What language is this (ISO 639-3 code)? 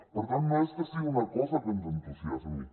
cat